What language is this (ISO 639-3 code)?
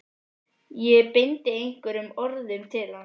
isl